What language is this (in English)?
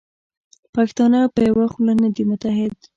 Pashto